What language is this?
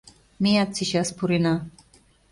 Mari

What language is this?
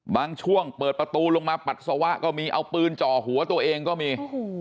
Thai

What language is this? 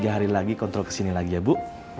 Indonesian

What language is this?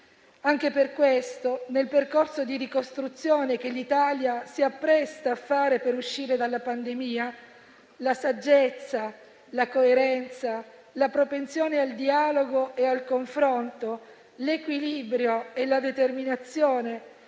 Italian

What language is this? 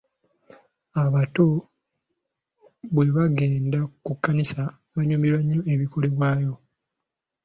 Ganda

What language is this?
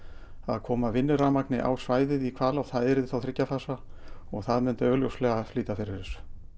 Icelandic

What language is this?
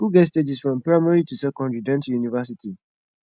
Nigerian Pidgin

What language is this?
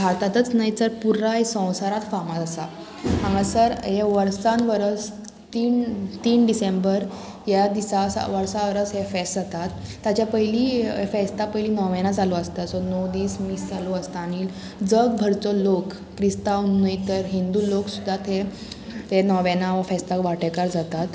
Konkani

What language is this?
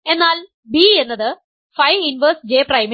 Malayalam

